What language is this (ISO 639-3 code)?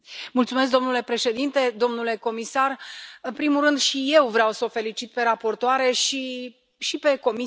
ron